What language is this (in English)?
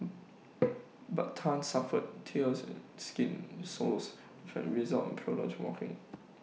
English